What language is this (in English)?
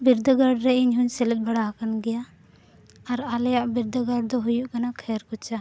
Santali